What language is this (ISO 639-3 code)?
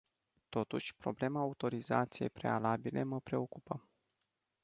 ron